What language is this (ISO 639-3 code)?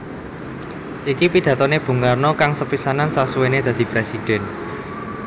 jav